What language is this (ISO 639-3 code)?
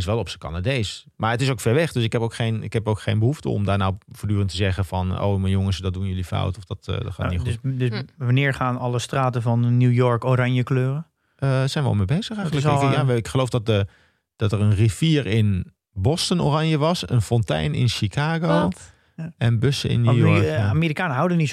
nld